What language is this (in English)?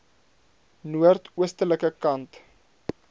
Afrikaans